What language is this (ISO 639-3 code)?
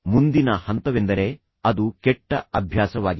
kan